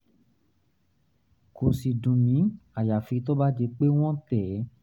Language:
Yoruba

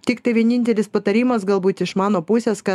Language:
Lithuanian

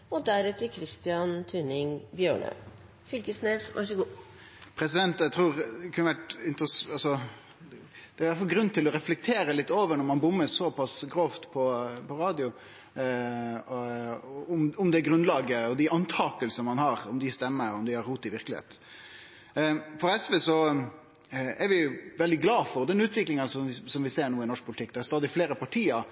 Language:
Norwegian Nynorsk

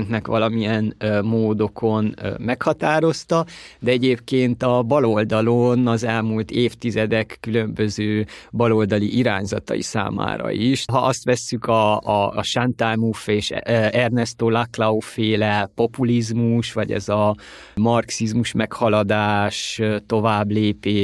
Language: Hungarian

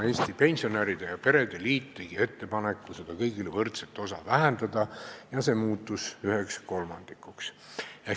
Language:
Estonian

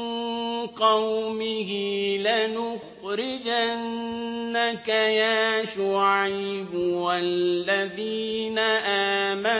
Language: Arabic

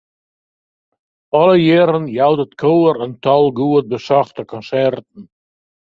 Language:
Western Frisian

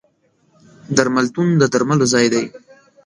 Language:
Pashto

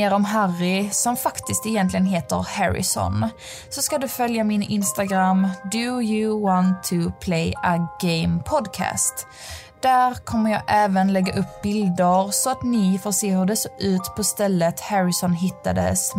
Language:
Swedish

